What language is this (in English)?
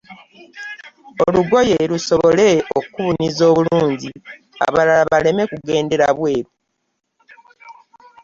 Ganda